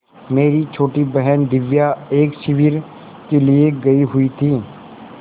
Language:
Hindi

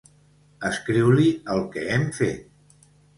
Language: Catalan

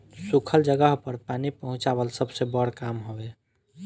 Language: Bhojpuri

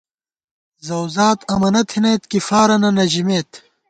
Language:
Gawar-Bati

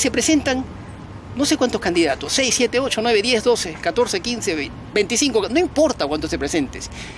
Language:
Spanish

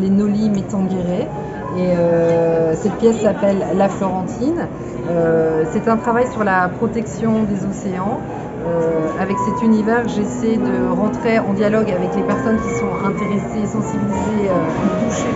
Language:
French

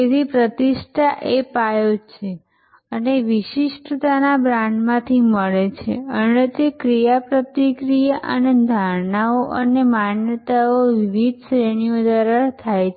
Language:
Gujarati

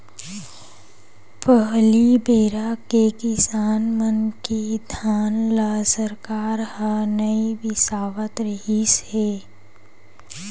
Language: Chhattisgarhi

